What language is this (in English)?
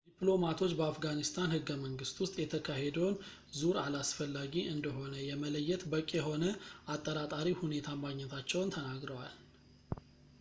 Amharic